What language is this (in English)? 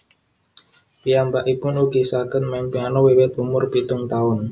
Javanese